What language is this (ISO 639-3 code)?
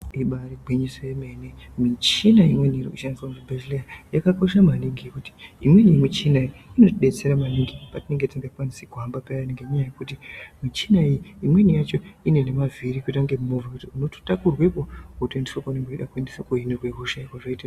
ndc